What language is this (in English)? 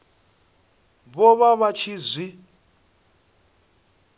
Venda